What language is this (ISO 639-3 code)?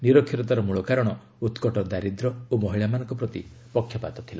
ori